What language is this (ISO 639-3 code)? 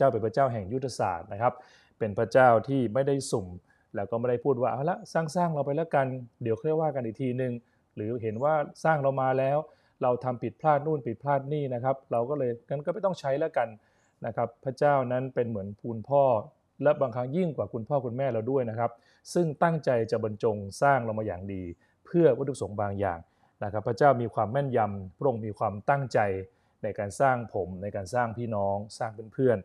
tha